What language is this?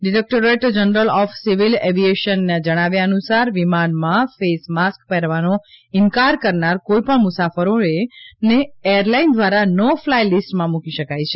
Gujarati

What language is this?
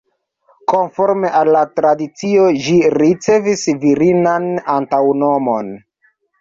Esperanto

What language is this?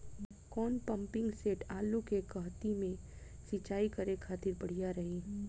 Bhojpuri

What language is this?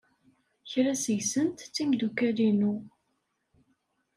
Kabyle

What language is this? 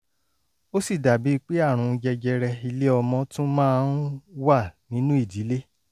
Yoruba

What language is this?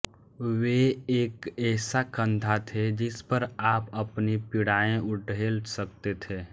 Hindi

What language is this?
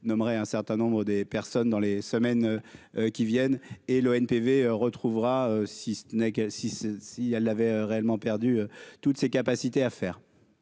French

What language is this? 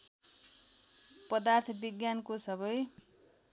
Nepali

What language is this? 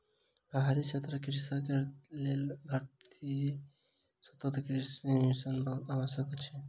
Maithili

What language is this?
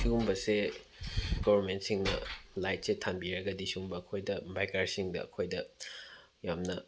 Manipuri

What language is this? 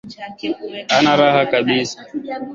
Swahili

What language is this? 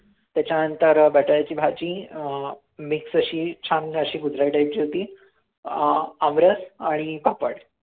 Marathi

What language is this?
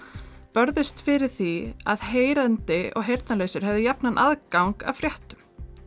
Icelandic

